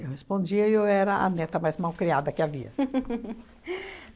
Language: Portuguese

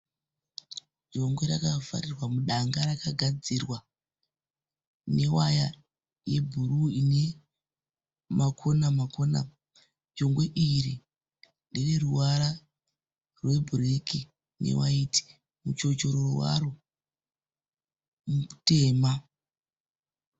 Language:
Shona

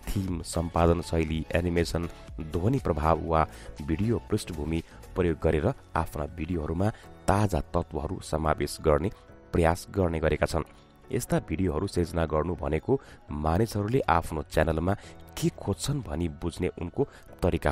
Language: Hindi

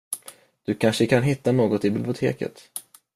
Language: Swedish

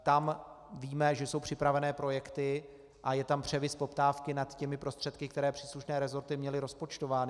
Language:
Czech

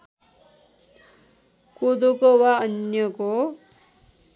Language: Nepali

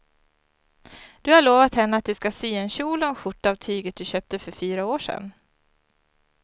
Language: Swedish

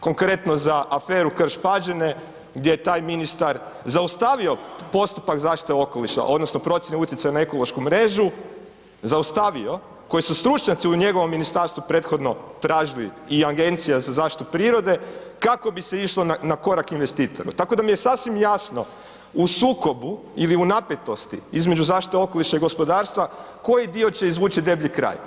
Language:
Croatian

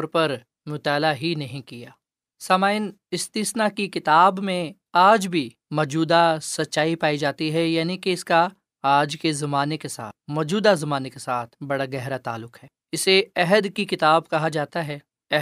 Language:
Urdu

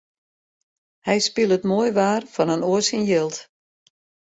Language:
Western Frisian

